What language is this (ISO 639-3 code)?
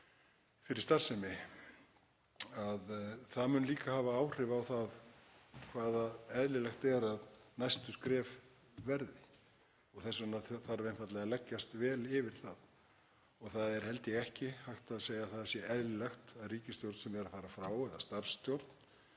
isl